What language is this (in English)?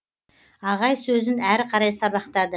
Kazakh